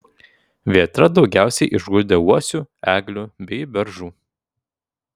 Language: Lithuanian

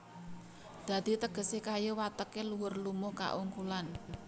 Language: Javanese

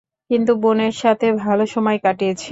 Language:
Bangla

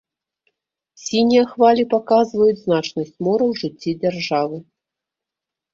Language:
Belarusian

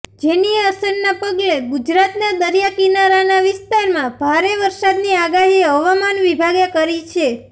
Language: Gujarati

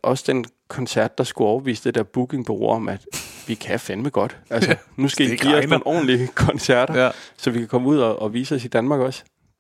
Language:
Danish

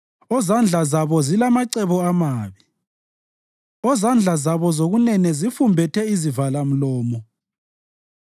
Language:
North Ndebele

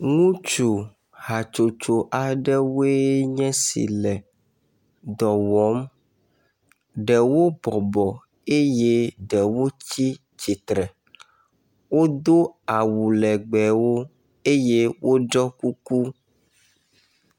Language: Ewe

